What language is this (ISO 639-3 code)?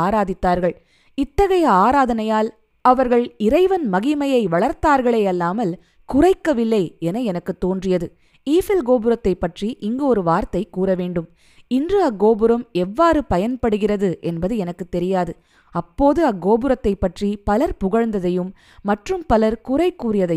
tam